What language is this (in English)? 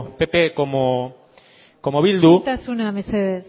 Basque